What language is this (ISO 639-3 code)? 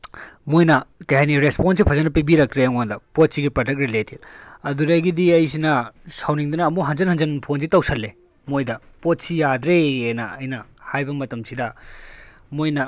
mni